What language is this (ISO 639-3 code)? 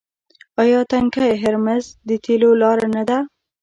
pus